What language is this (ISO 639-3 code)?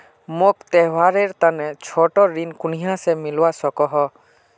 mag